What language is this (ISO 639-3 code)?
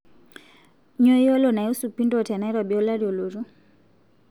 mas